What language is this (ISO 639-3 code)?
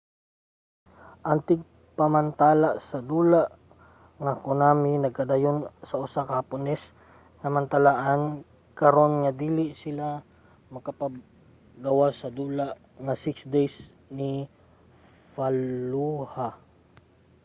ceb